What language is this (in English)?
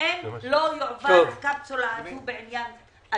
Hebrew